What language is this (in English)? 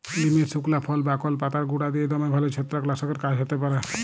Bangla